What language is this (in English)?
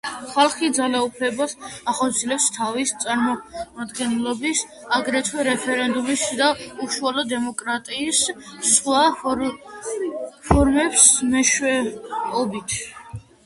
Georgian